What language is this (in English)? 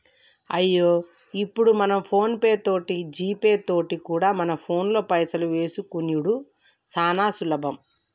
Telugu